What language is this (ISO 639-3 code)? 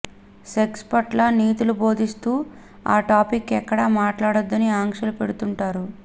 tel